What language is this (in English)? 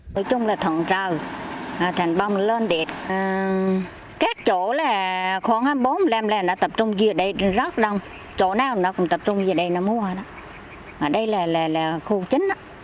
Vietnamese